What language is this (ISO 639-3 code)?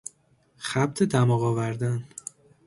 fas